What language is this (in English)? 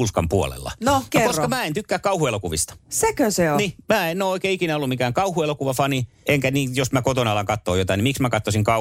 Finnish